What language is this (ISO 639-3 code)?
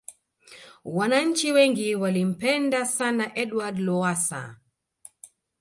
swa